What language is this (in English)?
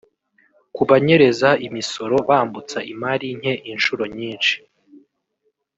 Kinyarwanda